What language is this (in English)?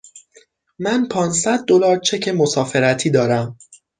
Persian